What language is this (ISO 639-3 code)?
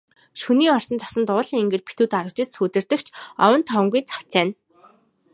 mon